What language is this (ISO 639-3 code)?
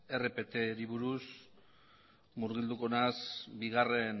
eus